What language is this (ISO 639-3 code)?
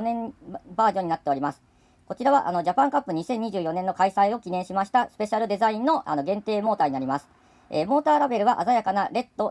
jpn